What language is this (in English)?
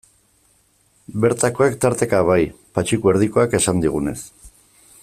Basque